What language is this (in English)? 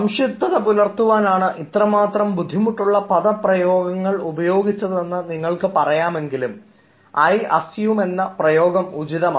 Malayalam